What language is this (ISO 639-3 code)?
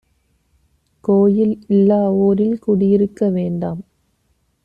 tam